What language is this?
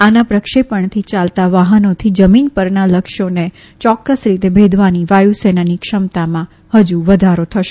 Gujarati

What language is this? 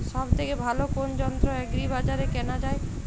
Bangla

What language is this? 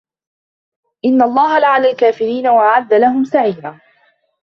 Arabic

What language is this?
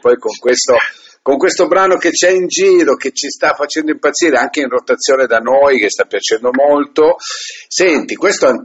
Italian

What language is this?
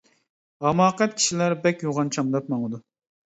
Uyghur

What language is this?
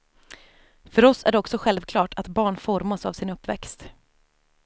Swedish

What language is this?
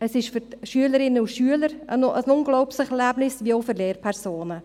Swiss German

